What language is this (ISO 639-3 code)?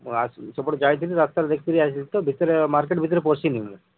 ori